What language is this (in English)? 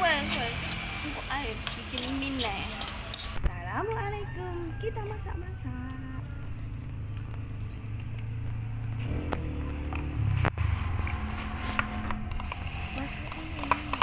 Malay